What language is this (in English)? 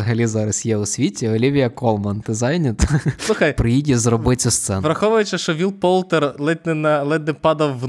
Ukrainian